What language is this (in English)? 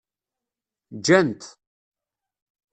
Kabyle